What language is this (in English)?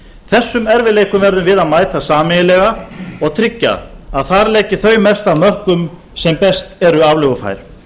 Icelandic